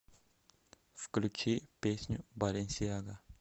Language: Russian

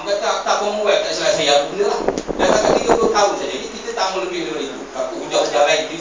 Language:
Malay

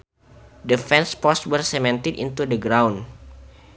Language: Sundanese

